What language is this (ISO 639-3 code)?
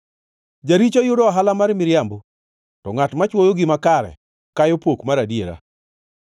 luo